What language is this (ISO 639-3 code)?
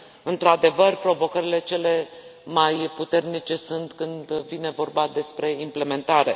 ron